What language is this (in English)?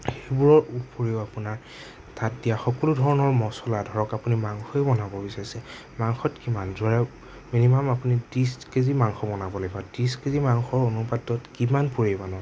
Assamese